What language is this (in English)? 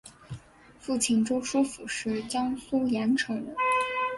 Chinese